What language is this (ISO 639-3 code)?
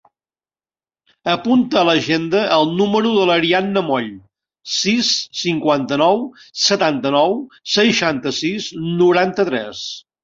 cat